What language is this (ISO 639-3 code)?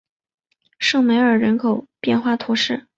zho